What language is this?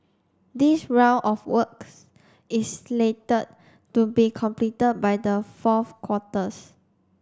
English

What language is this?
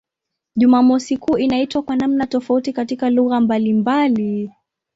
Swahili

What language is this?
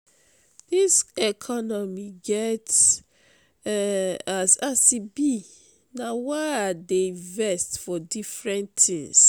Nigerian Pidgin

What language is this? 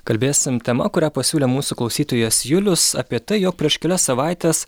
Lithuanian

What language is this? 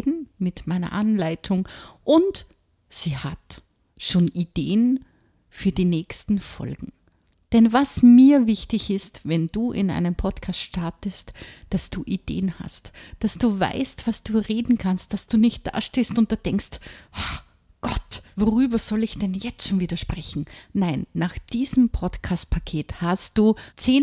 German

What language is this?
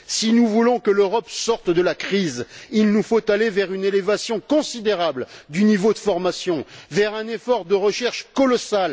French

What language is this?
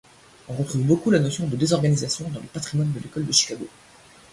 French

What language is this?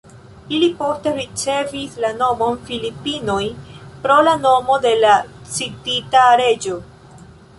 Esperanto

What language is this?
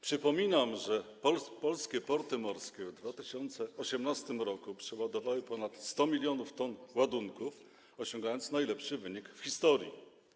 Polish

